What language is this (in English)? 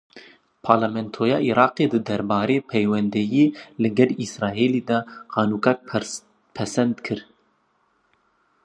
Kurdish